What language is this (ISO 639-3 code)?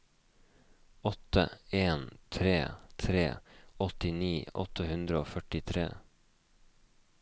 nor